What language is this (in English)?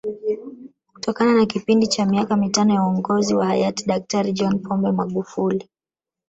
Swahili